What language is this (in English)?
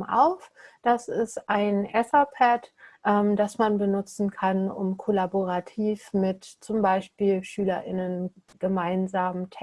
German